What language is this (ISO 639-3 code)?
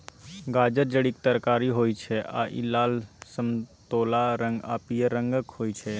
mai